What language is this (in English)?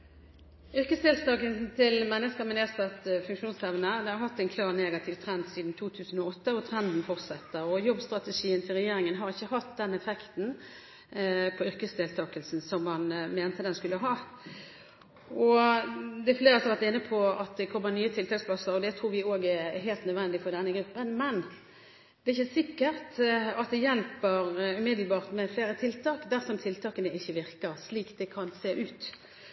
Norwegian Bokmål